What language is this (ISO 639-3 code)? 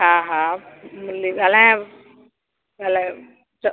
snd